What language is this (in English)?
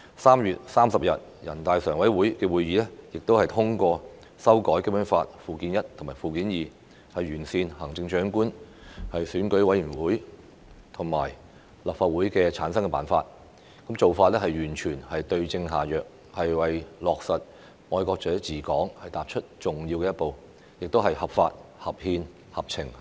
Cantonese